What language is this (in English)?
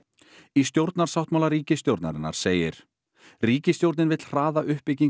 Icelandic